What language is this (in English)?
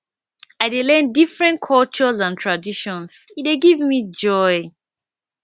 Nigerian Pidgin